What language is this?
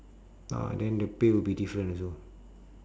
English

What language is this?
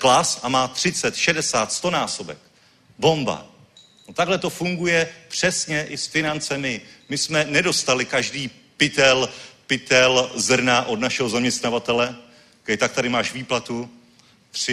Czech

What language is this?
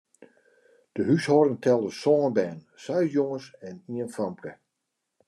Western Frisian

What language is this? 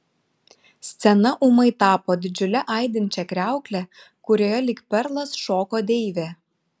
Lithuanian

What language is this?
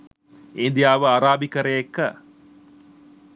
Sinhala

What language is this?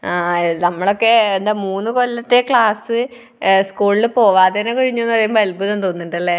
Malayalam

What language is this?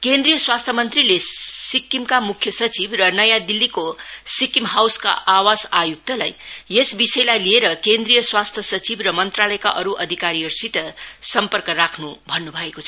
Nepali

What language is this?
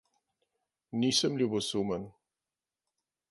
Slovenian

